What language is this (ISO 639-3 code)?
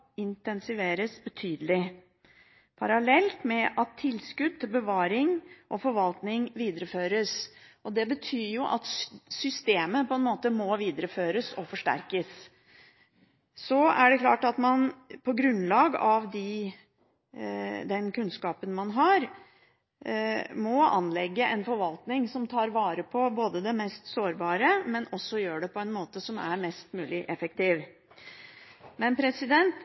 nob